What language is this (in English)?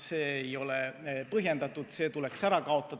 Estonian